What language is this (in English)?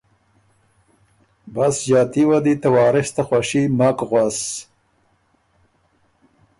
Ormuri